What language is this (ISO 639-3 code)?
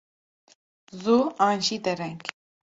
kur